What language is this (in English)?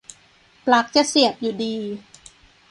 Thai